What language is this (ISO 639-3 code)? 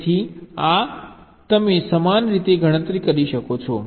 guj